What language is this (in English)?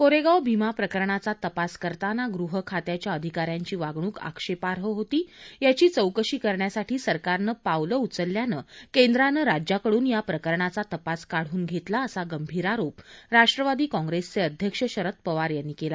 Marathi